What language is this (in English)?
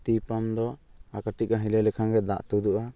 Santali